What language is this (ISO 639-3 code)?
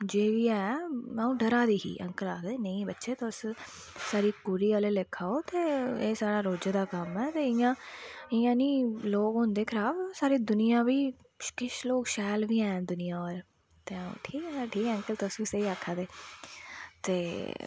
doi